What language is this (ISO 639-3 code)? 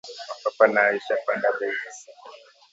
swa